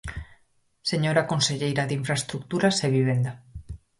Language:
Galician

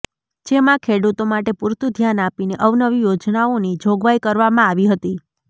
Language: Gujarati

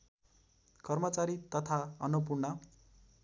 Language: Nepali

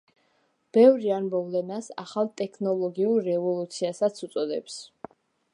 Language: Georgian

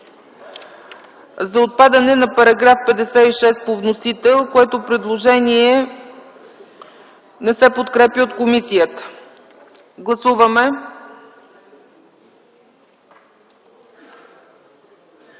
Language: Bulgarian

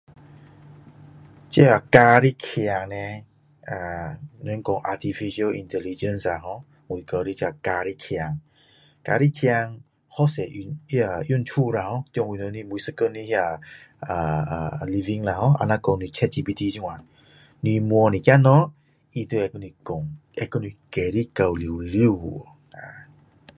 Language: Min Dong Chinese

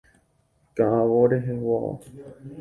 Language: Guarani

